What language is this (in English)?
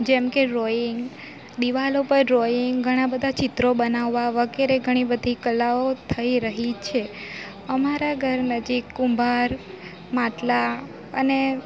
Gujarati